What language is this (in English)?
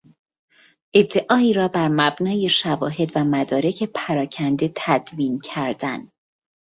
Persian